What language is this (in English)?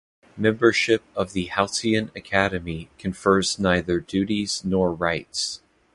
English